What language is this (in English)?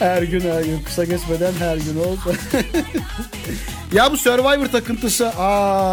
Turkish